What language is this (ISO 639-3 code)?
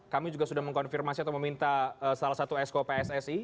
ind